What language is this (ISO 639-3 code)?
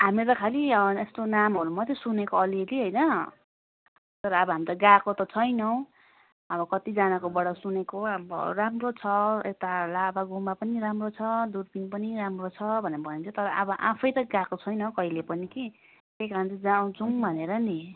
nep